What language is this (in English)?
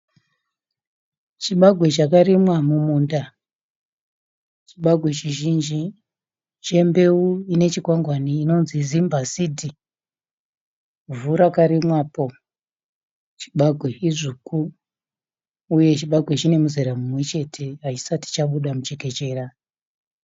Shona